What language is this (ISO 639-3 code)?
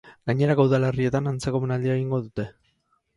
eus